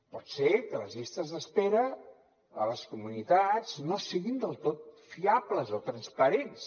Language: Catalan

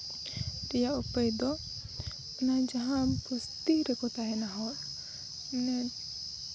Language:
Santali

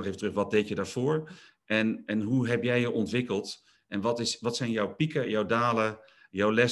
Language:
Dutch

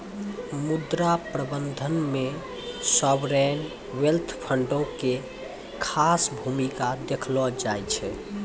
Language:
Maithili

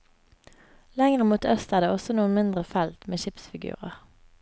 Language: Norwegian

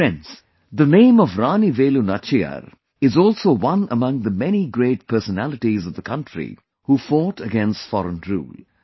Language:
English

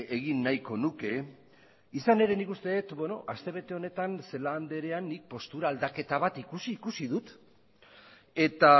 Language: Basque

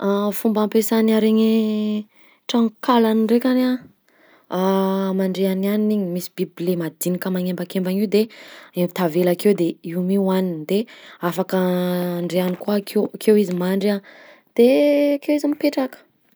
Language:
Southern Betsimisaraka Malagasy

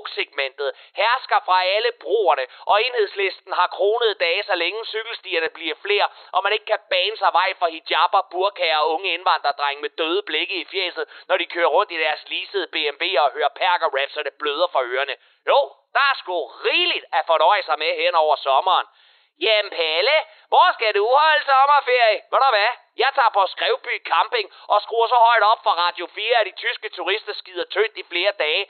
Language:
Danish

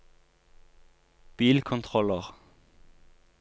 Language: Norwegian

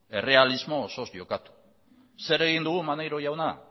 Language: Basque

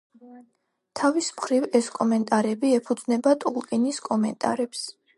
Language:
Georgian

